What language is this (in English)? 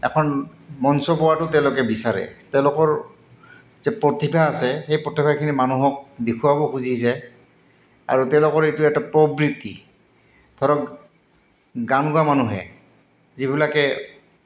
Assamese